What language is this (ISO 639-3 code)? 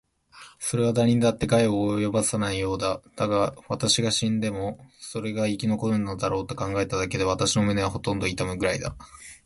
jpn